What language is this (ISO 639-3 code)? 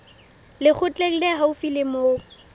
sot